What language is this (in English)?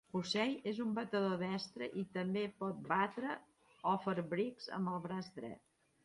Catalan